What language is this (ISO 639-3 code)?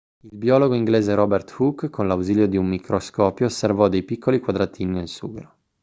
ita